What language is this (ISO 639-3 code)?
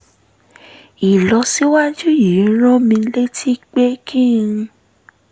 yor